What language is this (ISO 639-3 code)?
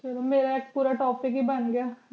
pan